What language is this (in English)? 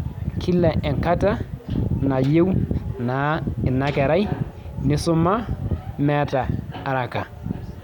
Masai